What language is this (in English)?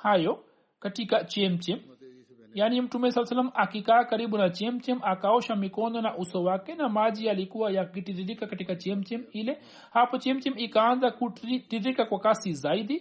Swahili